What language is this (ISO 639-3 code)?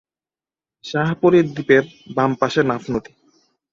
ben